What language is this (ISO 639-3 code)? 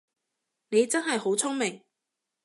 yue